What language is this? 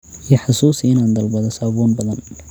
Somali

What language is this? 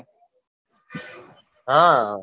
Gujarati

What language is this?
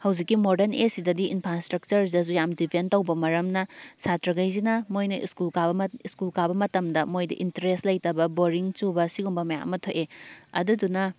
Manipuri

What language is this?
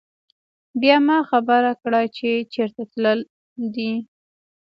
Pashto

